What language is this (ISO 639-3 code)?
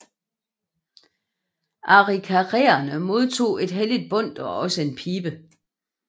dan